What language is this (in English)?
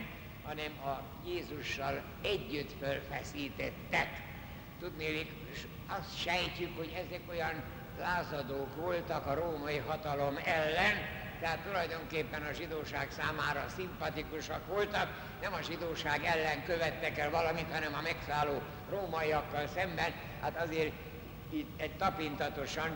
Hungarian